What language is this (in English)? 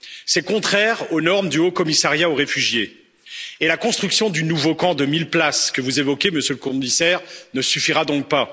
French